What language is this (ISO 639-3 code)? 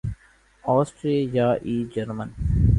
urd